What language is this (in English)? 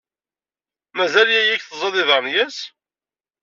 Kabyle